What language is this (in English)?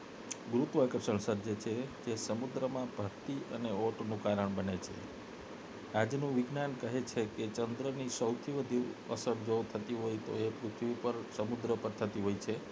Gujarati